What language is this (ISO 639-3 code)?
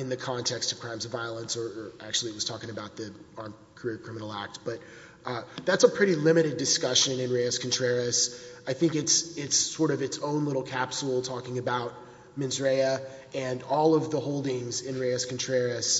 eng